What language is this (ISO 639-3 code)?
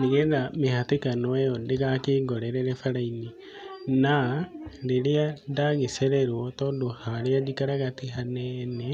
kik